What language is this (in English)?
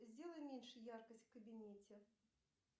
Russian